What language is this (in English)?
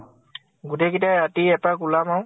Assamese